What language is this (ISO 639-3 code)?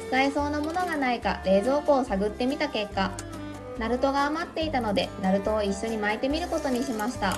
jpn